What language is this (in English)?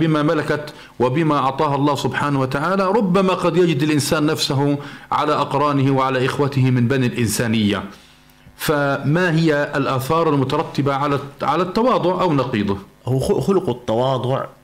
Arabic